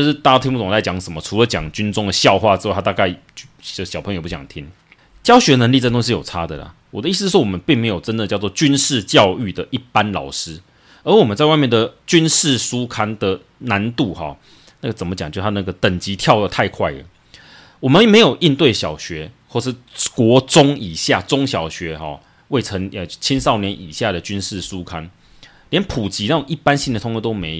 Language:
Chinese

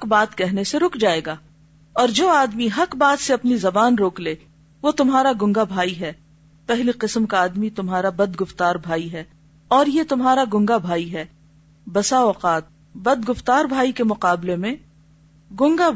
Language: Urdu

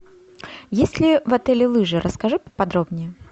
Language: Russian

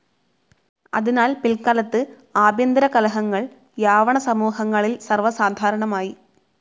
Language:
Malayalam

